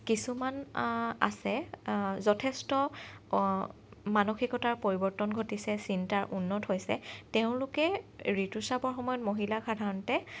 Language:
Assamese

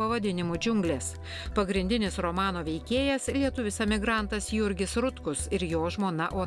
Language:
Lithuanian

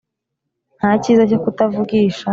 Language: Kinyarwanda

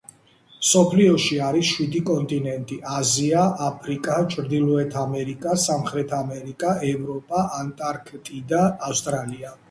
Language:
Georgian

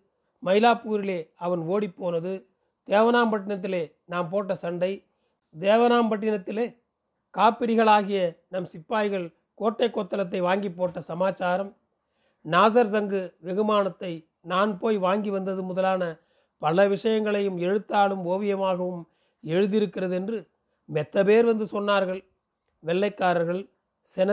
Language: Tamil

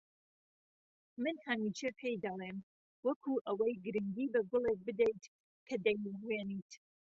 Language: Central Kurdish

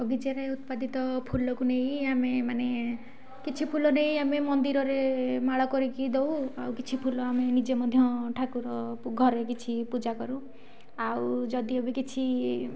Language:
Odia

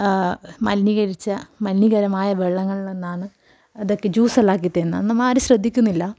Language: Malayalam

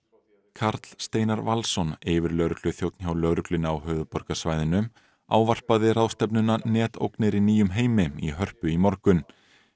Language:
Icelandic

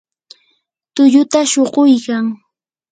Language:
Yanahuanca Pasco Quechua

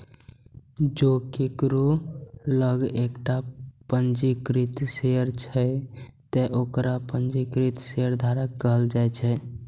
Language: Maithili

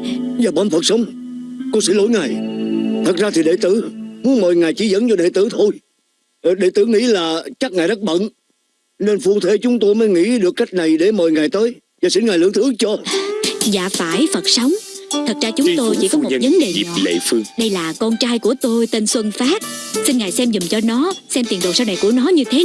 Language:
Vietnamese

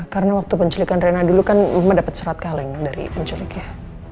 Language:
Indonesian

